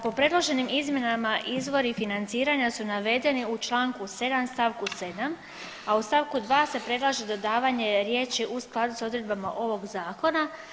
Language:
Croatian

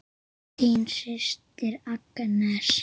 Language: Icelandic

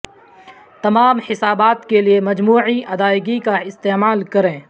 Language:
Urdu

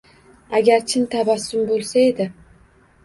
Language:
Uzbek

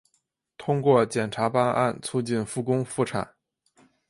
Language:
Chinese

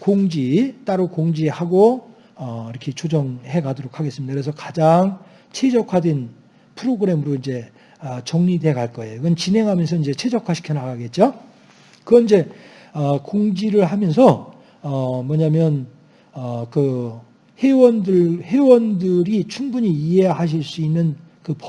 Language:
Korean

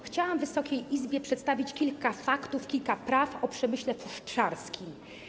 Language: Polish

